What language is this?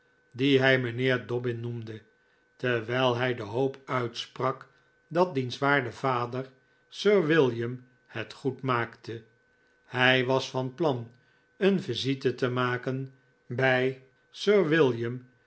Dutch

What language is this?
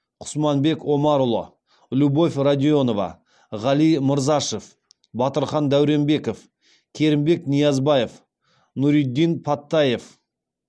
Kazakh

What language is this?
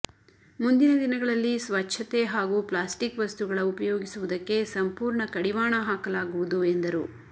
Kannada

